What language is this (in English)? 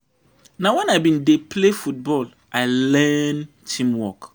Nigerian Pidgin